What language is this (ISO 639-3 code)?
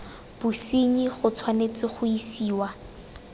tsn